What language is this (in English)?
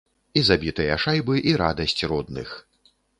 Belarusian